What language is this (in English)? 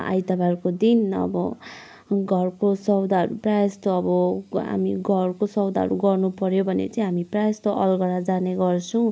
Nepali